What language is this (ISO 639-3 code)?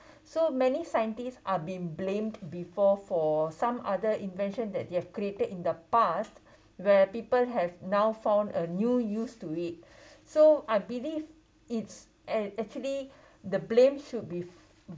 eng